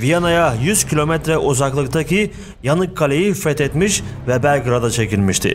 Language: Turkish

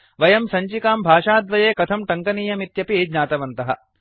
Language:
Sanskrit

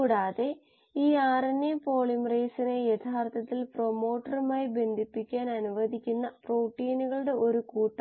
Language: Malayalam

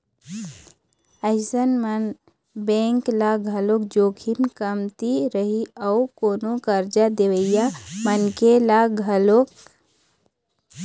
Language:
Chhattisgarhi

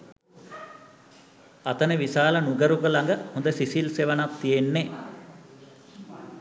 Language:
Sinhala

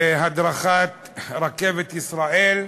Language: Hebrew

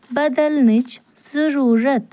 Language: Kashmiri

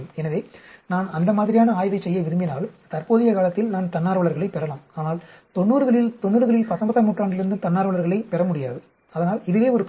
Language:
Tamil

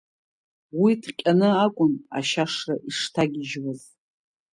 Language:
Abkhazian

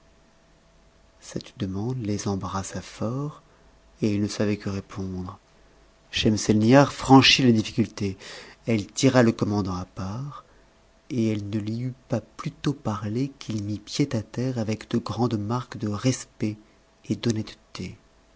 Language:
French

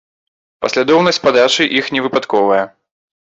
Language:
Belarusian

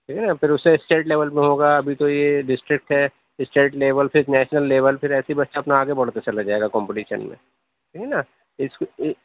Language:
Urdu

